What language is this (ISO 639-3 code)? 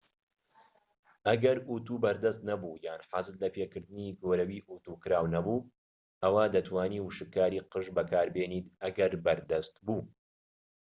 ckb